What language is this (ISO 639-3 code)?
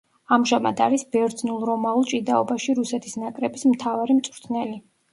kat